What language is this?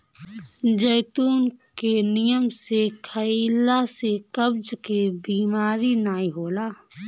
Bhojpuri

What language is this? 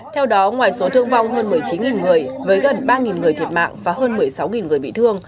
Vietnamese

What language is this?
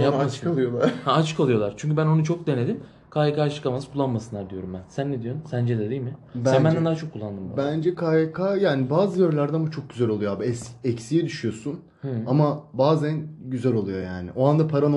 Turkish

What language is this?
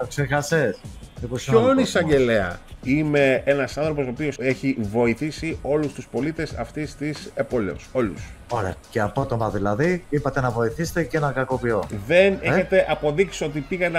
Greek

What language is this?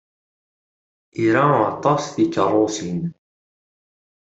Kabyle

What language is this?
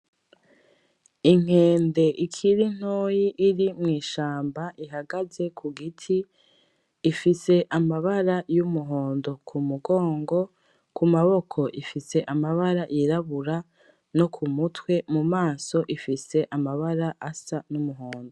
Rundi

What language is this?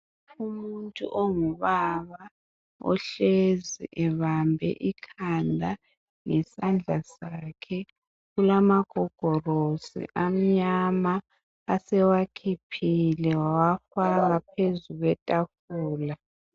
North Ndebele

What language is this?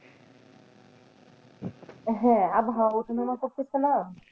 Bangla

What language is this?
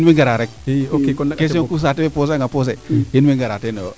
Serer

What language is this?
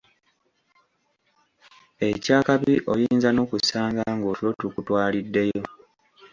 Ganda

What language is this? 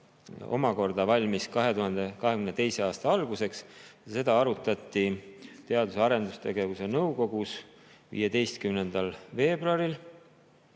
Estonian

